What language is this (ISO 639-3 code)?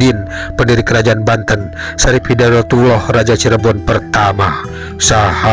ind